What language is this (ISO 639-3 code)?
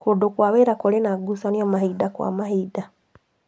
kik